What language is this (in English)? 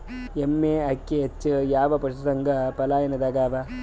Kannada